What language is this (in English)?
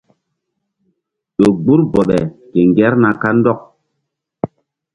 Mbum